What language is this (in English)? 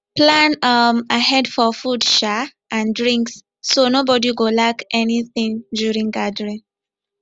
Nigerian Pidgin